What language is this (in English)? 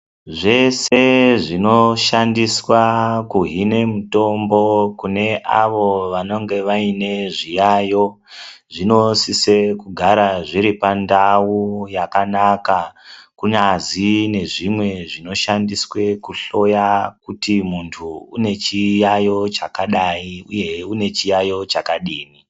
Ndau